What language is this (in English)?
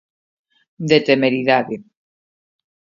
Galician